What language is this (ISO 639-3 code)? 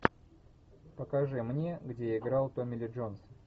rus